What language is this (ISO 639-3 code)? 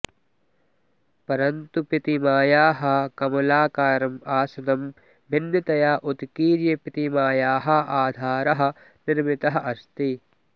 san